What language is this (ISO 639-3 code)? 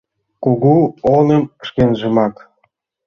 chm